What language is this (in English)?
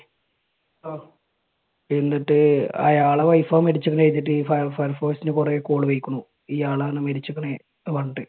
Malayalam